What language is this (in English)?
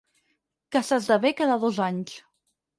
Catalan